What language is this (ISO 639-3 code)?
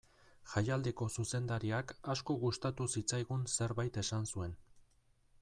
eus